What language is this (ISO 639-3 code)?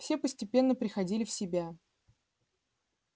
rus